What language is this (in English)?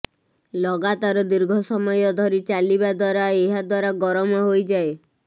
Odia